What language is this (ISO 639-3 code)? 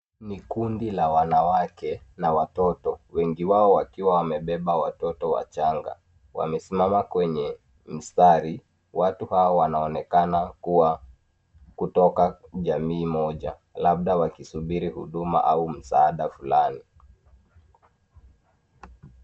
swa